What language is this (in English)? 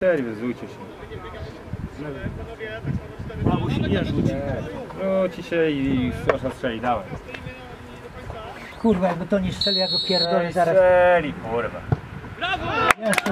Polish